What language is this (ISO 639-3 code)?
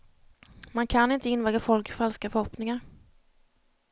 swe